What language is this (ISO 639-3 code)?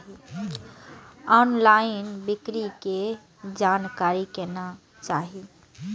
mai